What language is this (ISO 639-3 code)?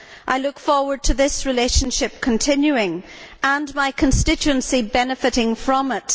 eng